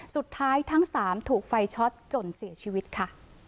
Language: Thai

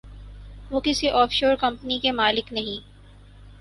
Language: Urdu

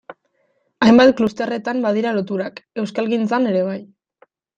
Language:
Basque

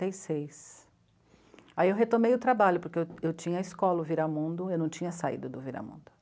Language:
Portuguese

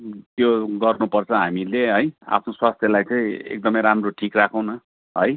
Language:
Nepali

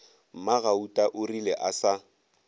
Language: Northern Sotho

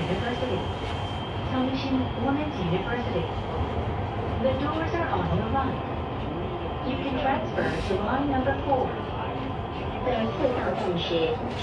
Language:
Korean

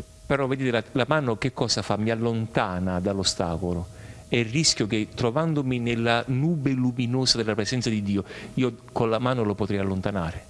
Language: Italian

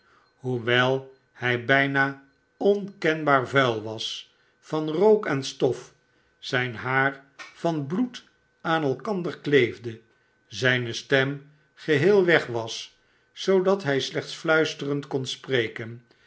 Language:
Dutch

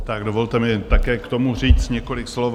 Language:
Czech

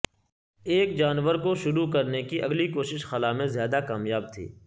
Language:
Urdu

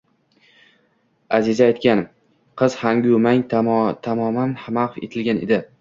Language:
Uzbek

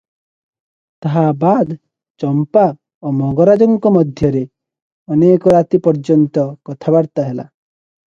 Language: Odia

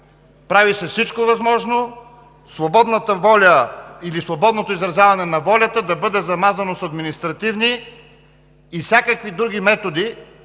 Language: Bulgarian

